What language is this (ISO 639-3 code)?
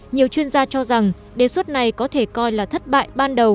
vie